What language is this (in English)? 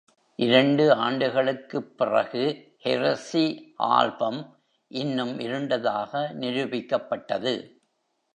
Tamil